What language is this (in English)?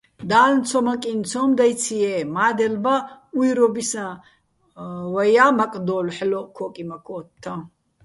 Bats